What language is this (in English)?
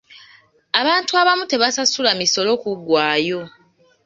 Ganda